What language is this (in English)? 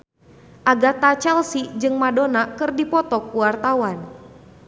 Sundanese